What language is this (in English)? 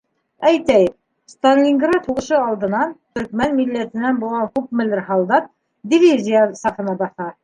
Bashkir